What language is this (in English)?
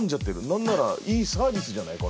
Japanese